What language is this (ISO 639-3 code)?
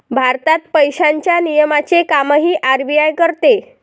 mar